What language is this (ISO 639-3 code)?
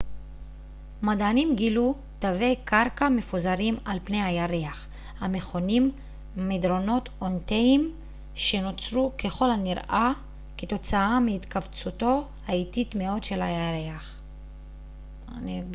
heb